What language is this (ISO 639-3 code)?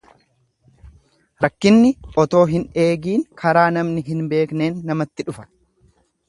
orm